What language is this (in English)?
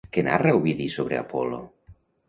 Catalan